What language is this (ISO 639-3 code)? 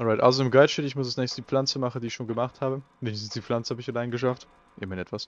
deu